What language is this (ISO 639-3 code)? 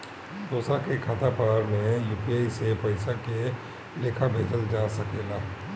bho